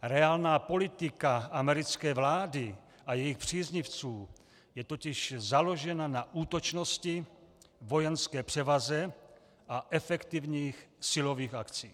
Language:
Czech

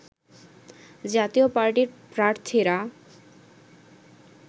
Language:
Bangla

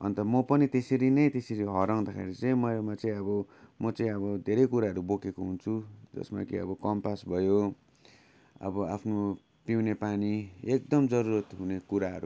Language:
Nepali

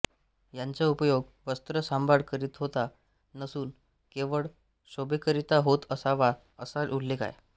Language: Marathi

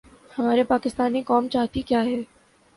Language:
Urdu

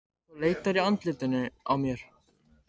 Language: Icelandic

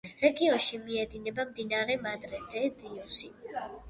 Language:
Georgian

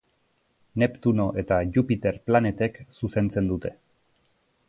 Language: Basque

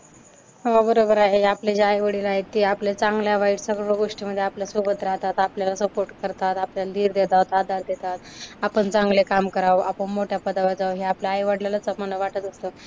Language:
Marathi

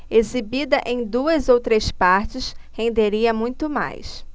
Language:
Portuguese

